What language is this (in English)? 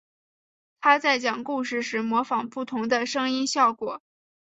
Chinese